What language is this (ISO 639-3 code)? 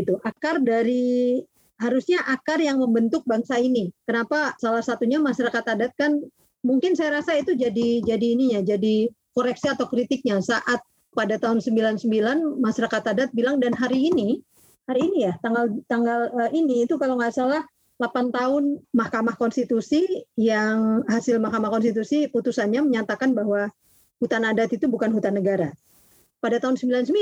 ind